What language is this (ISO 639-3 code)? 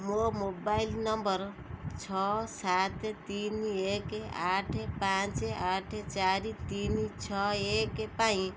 ori